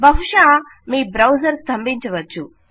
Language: Telugu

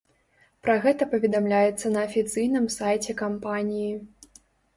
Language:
Belarusian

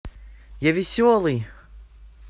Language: Russian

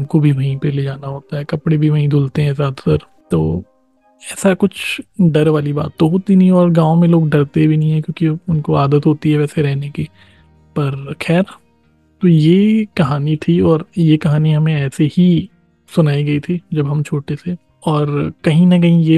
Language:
Hindi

